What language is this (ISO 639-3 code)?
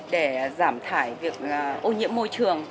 vie